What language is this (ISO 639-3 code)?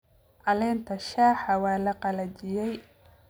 som